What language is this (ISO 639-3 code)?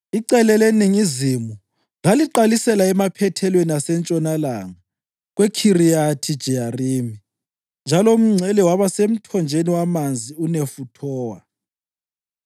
nde